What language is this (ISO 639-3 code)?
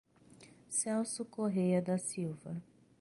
por